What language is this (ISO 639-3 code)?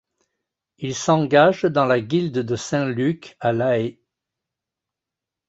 fra